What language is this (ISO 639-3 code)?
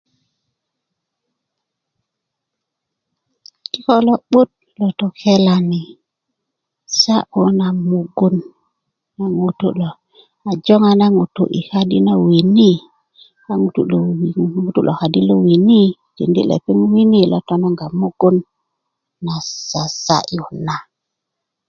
ukv